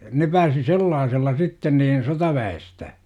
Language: Finnish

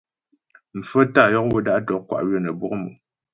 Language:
Ghomala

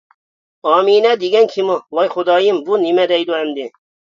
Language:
Uyghur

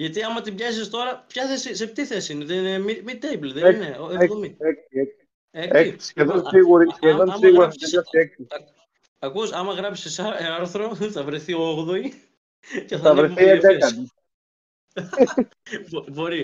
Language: Greek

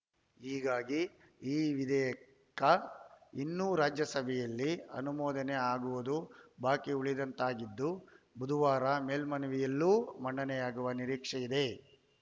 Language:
Kannada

